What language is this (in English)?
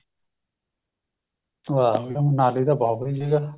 Punjabi